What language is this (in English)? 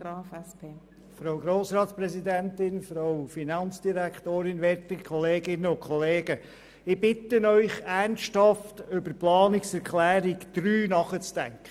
Swiss German